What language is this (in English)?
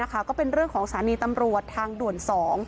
Thai